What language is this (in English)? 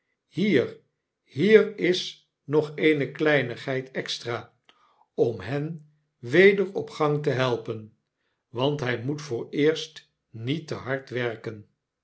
Dutch